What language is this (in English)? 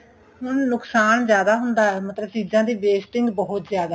Punjabi